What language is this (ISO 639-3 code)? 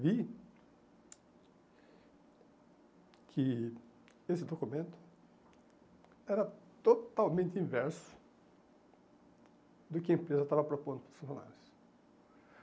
por